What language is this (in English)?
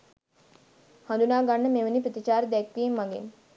Sinhala